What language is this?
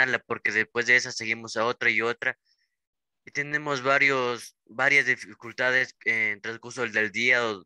Spanish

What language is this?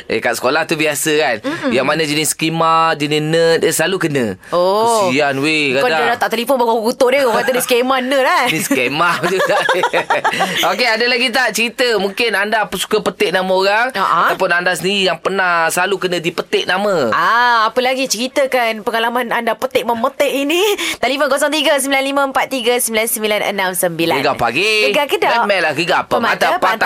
Malay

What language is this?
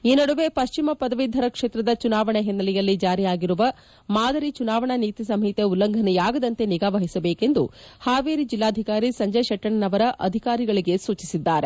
Kannada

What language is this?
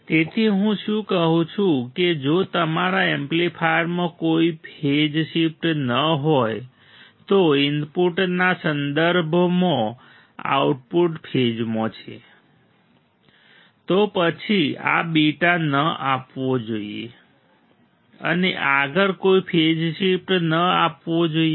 Gujarati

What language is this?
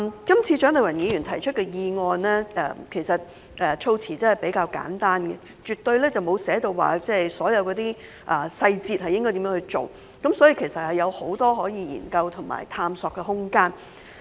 Cantonese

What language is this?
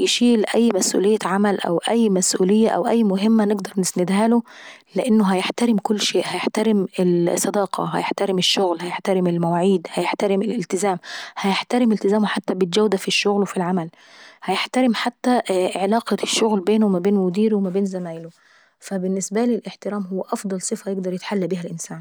Saidi Arabic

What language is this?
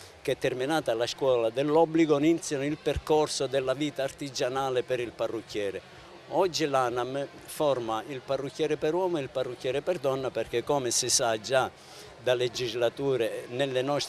Italian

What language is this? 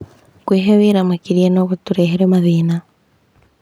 Kikuyu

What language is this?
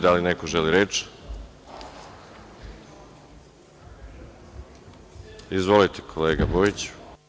Serbian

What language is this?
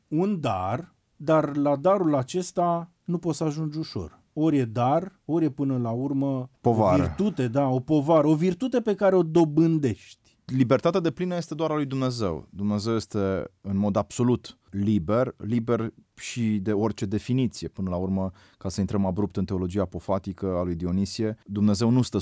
Romanian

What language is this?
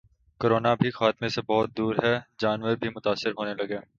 Urdu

